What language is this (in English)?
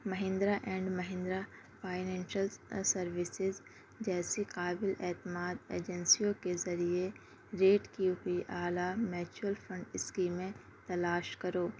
Urdu